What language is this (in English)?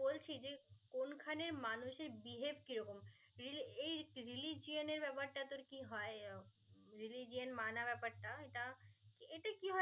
Bangla